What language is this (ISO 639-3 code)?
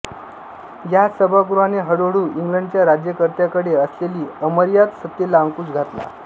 mar